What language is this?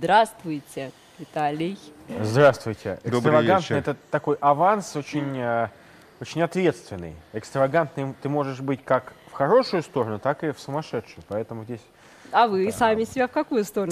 Russian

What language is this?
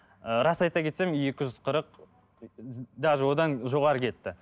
Kazakh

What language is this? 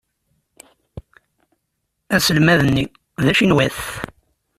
Kabyle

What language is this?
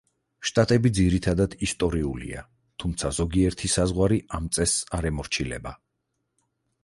Georgian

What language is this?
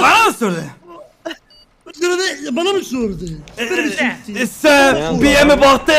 Turkish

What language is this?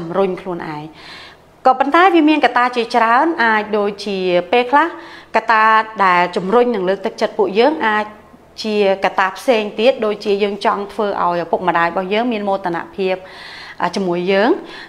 Thai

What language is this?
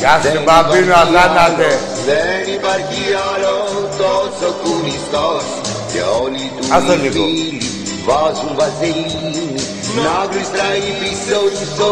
Greek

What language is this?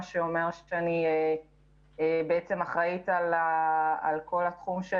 Hebrew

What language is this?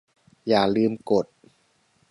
Thai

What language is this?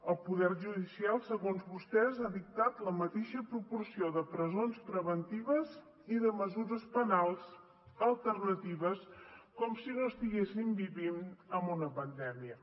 Catalan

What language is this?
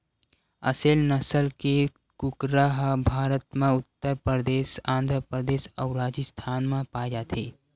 Chhattisgarhi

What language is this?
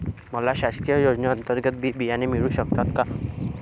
Marathi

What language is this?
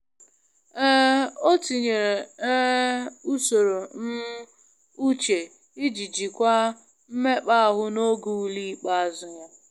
Igbo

